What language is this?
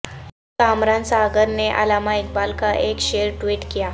Urdu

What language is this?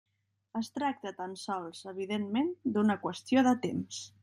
Catalan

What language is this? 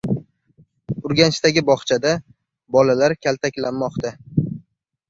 Uzbek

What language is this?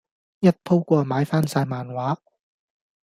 Cantonese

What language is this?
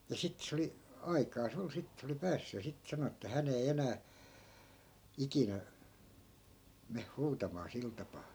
Finnish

